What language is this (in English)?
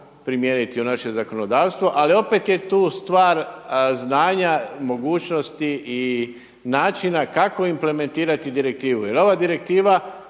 Croatian